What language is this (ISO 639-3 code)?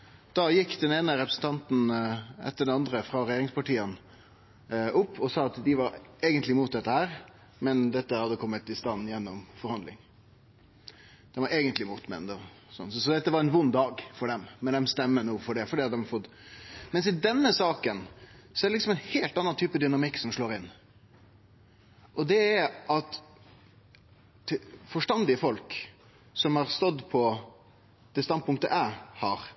nno